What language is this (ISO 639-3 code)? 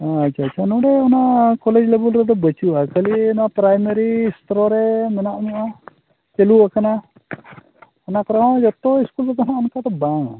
sat